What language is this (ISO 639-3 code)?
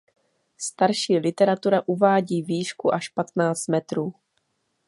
ces